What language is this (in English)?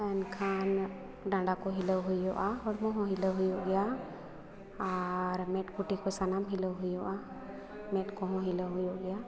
Santali